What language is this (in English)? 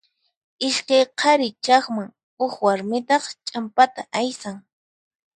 Puno Quechua